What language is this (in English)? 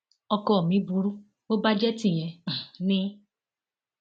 Yoruba